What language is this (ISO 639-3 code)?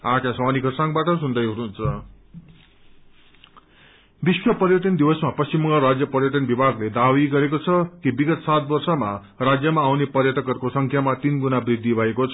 nep